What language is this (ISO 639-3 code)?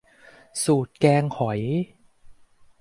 tha